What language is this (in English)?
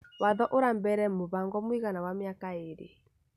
Kikuyu